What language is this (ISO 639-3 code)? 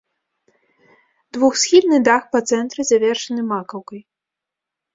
bel